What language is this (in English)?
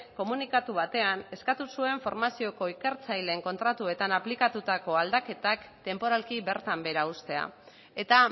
Basque